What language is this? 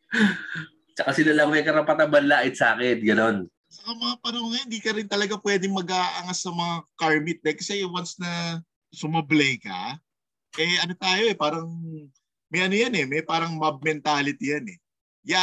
Filipino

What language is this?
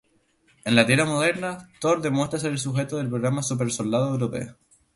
Spanish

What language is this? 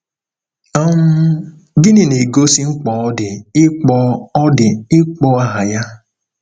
Igbo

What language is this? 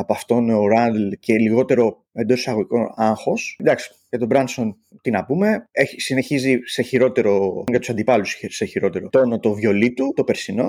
Greek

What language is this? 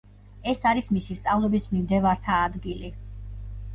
Georgian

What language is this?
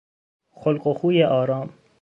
Persian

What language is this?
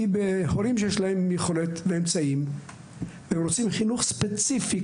Hebrew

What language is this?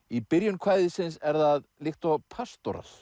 Icelandic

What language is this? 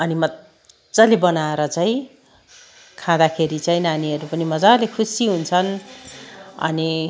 Nepali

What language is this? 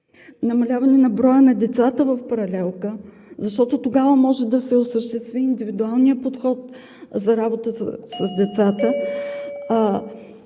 Bulgarian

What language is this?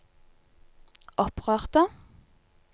Norwegian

